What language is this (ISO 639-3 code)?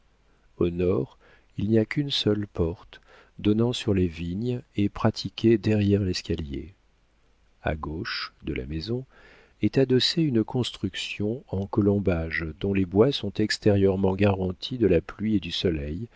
fra